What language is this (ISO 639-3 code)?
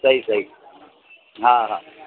snd